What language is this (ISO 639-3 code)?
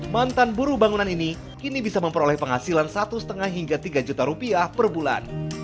ind